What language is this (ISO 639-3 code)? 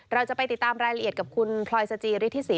tha